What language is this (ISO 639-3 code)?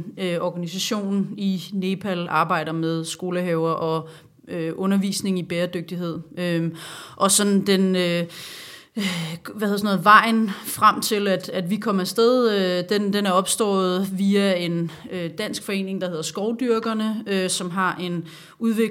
dan